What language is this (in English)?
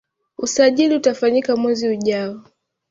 Swahili